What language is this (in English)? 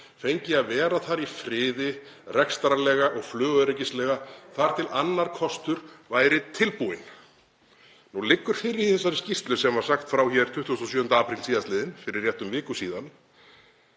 Icelandic